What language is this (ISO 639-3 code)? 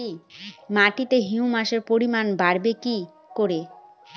ben